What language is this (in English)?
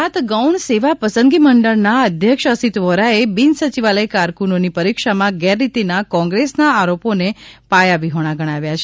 Gujarati